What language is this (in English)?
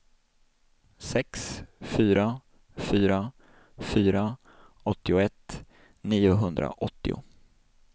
Swedish